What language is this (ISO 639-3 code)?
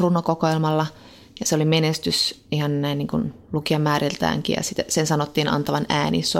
fin